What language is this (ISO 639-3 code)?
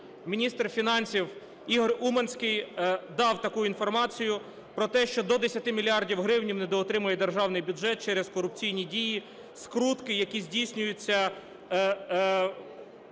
ukr